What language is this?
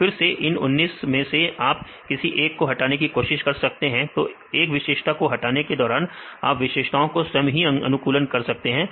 Hindi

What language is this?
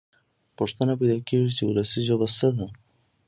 Pashto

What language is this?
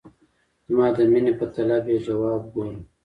Pashto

